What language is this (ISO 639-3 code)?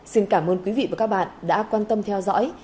vie